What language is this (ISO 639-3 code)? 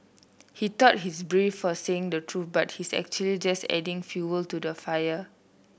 eng